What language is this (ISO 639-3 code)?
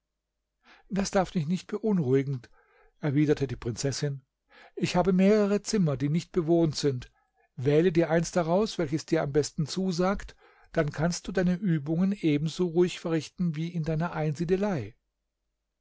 deu